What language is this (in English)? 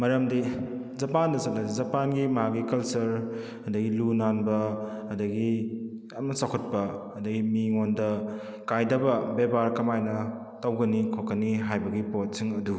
Manipuri